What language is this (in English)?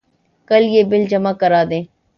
Urdu